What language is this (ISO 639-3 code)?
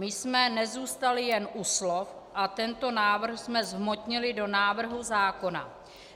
ces